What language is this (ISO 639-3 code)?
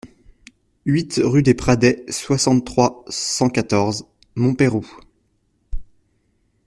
fra